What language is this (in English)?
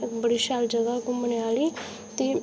Dogri